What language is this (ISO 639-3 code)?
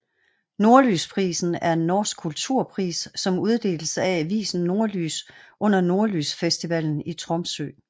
dan